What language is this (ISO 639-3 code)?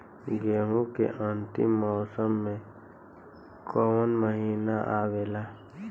bho